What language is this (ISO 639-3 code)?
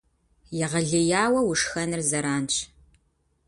kbd